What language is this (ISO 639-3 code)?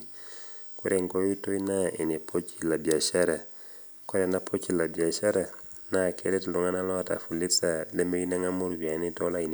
mas